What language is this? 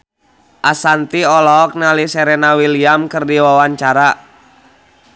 Sundanese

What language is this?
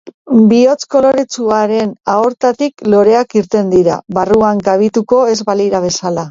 Basque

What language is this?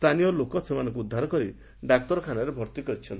Odia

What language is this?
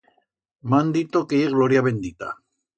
Aragonese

